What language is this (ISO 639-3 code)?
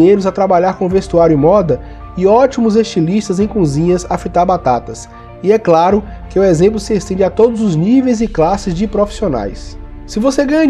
por